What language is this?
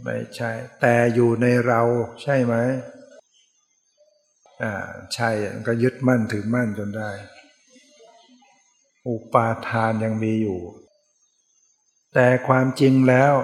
Thai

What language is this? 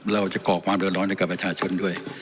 Thai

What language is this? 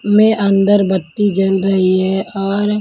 Hindi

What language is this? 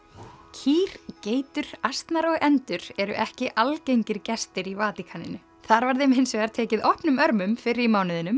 Icelandic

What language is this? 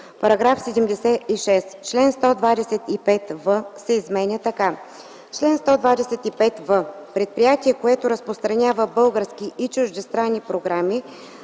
Bulgarian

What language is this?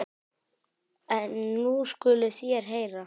Icelandic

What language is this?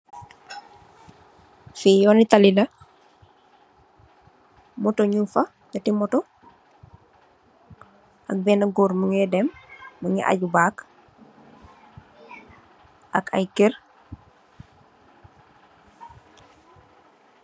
Wolof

